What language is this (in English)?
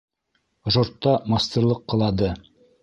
Bashkir